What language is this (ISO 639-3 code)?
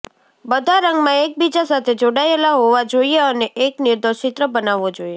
guj